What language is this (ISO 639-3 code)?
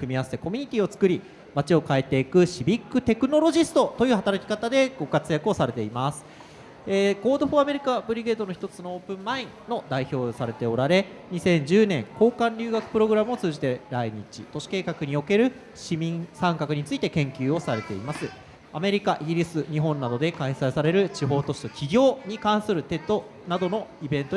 jpn